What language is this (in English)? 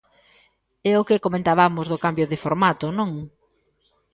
Galician